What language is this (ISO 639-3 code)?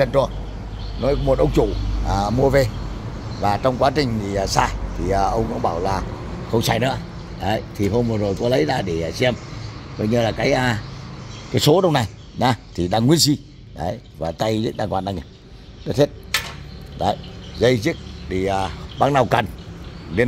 vie